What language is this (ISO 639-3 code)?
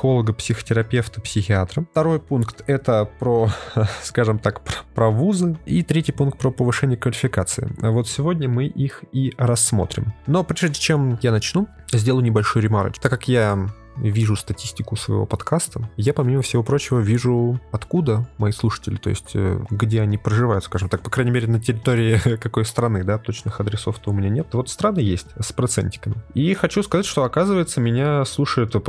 rus